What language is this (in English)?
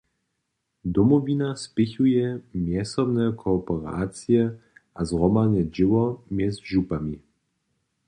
Upper Sorbian